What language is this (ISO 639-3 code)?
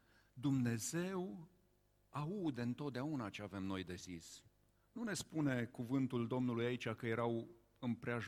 ron